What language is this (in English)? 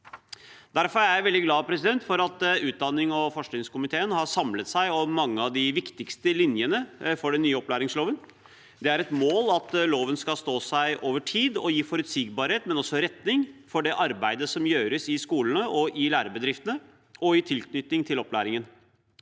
Norwegian